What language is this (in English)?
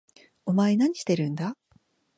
Japanese